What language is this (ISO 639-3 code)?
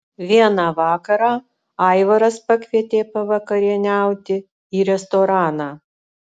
lit